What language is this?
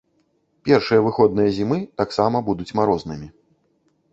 Belarusian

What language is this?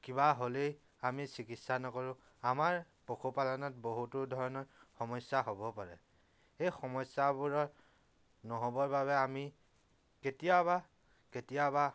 Assamese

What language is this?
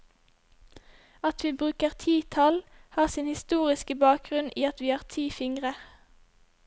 Norwegian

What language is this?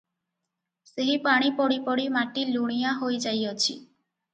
Odia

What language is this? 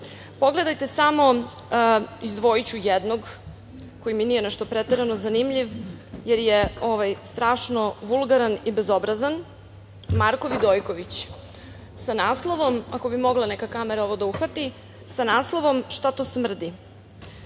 Serbian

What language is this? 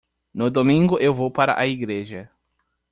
Portuguese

